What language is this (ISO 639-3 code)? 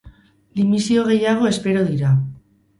eus